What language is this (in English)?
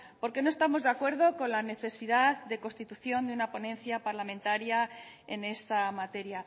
Spanish